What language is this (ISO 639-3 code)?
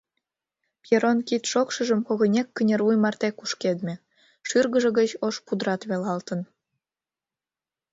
chm